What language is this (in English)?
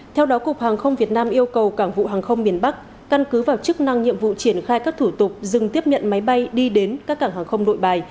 Vietnamese